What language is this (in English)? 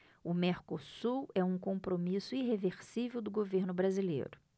Portuguese